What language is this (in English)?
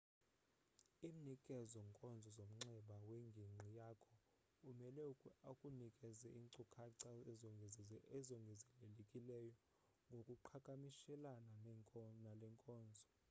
Xhosa